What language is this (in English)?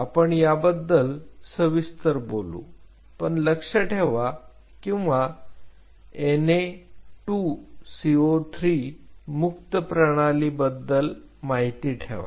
Marathi